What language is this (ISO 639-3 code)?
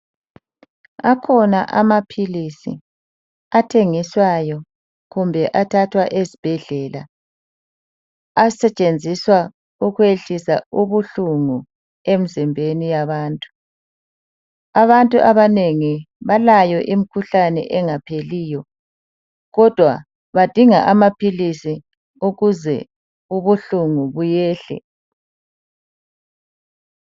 nde